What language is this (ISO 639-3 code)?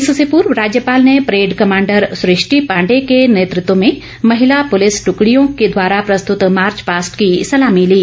hin